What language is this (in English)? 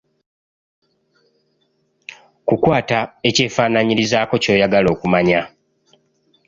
Ganda